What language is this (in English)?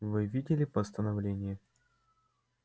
Russian